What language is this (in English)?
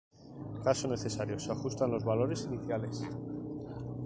Spanish